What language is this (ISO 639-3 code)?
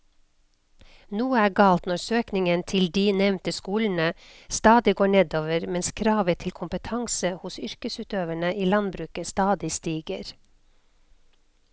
nor